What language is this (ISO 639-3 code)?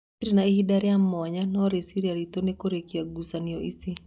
kik